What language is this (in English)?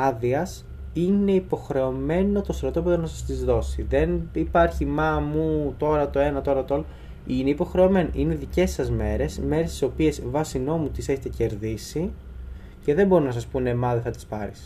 Greek